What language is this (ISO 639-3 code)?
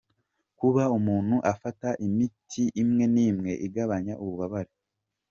kin